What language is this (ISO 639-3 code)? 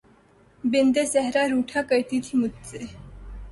urd